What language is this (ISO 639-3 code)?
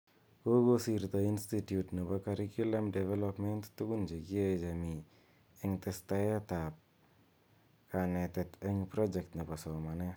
kln